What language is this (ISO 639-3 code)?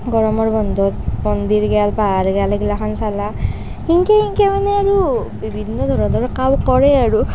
asm